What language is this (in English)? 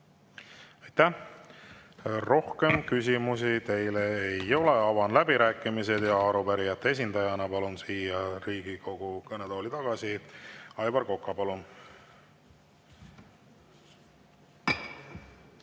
Estonian